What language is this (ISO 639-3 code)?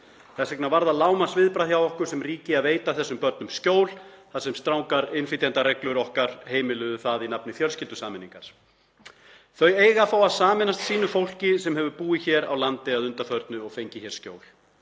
isl